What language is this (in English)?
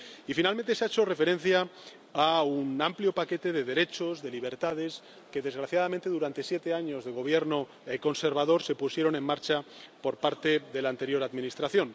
Spanish